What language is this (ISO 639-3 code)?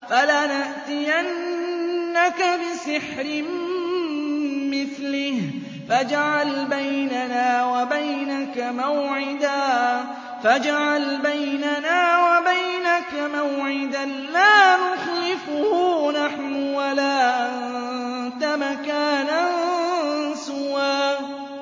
ara